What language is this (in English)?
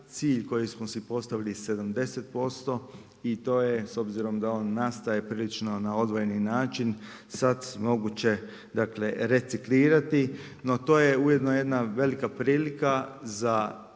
Croatian